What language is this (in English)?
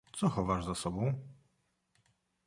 Polish